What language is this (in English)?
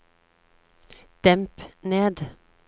Norwegian